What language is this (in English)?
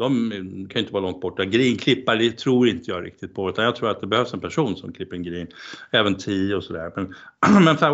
Swedish